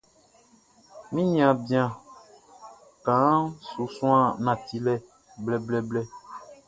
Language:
Baoulé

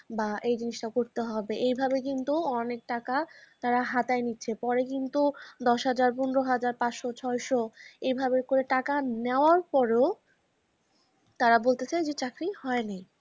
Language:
Bangla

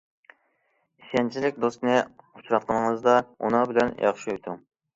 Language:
Uyghur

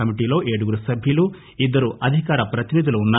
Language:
Telugu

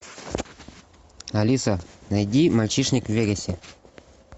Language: Russian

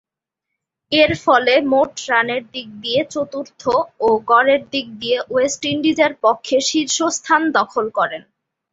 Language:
Bangla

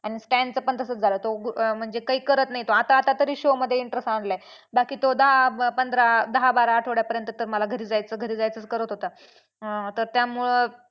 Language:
Marathi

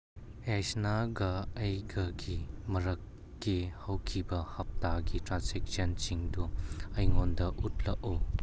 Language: Manipuri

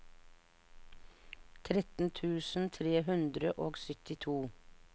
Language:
Norwegian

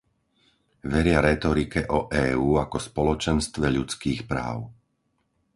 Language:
Slovak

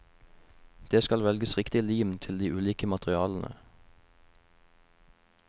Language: Norwegian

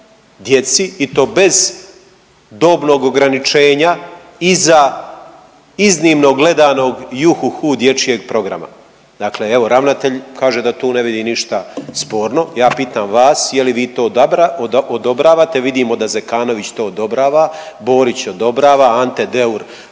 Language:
Croatian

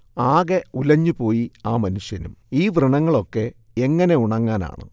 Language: Malayalam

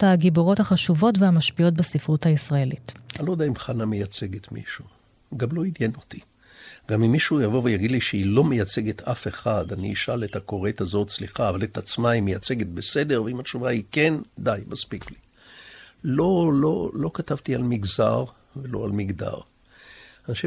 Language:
Hebrew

